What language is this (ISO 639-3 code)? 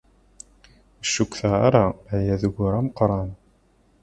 kab